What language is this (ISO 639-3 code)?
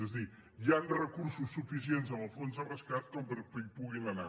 cat